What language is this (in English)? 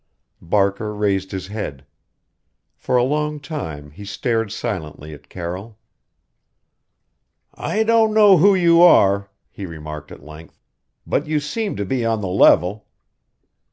English